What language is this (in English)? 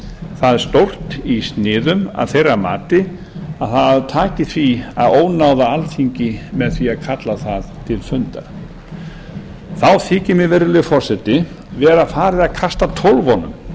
Icelandic